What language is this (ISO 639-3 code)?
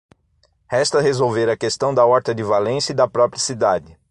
por